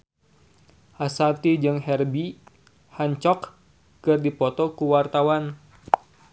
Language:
Sundanese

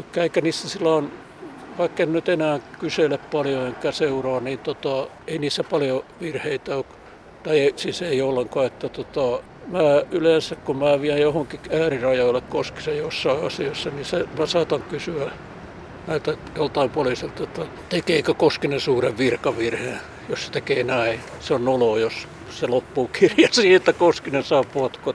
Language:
Finnish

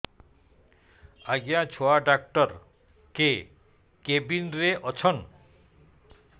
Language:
Odia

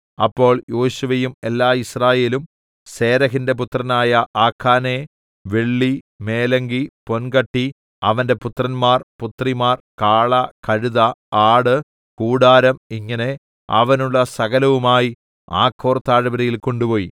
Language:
Malayalam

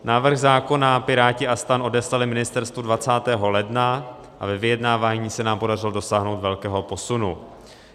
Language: Czech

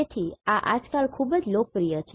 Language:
Gujarati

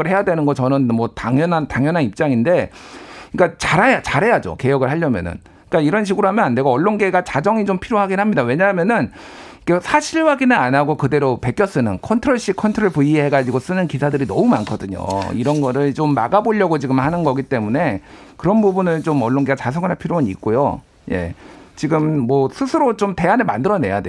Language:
Korean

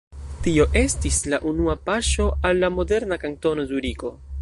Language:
Esperanto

